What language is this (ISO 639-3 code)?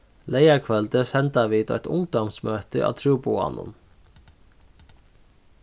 fao